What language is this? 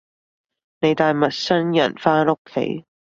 Cantonese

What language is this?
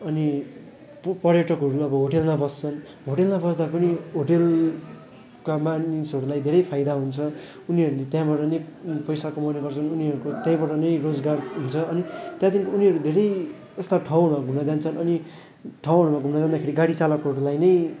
Nepali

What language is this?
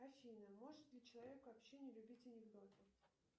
Russian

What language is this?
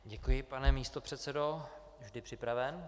Czech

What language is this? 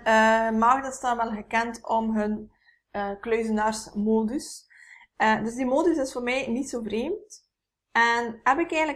Dutch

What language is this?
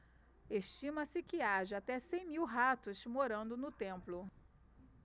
Portuguese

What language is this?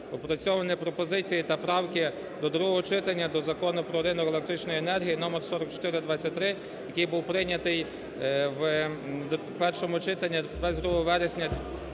Ukrainian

